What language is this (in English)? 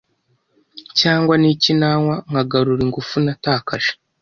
Kinyarwanda